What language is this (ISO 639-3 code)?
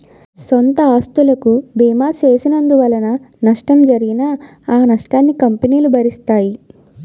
tel